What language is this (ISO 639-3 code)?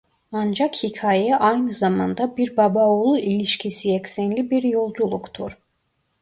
tur